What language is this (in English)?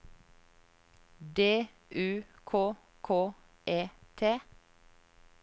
Norwegian